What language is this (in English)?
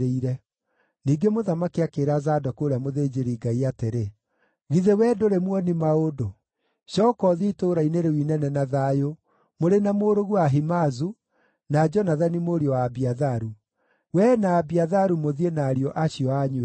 Kikuyu